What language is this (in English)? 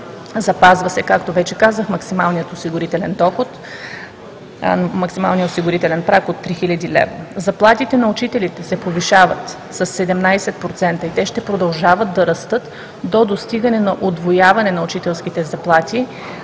Bulgarian